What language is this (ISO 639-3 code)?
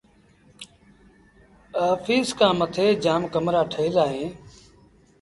sbn